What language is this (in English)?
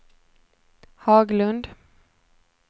Swedish